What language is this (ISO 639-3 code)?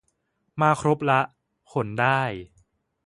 tha